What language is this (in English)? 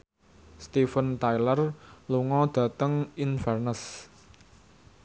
Javanese